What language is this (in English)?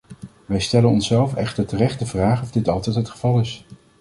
Dutch